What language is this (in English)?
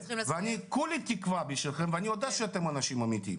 Hebrew